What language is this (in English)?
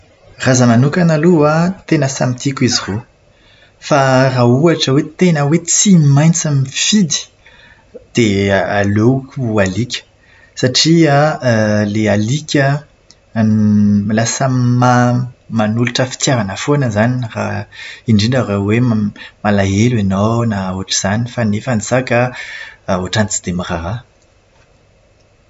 Malagasy